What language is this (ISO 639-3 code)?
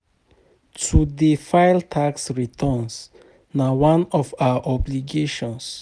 pcm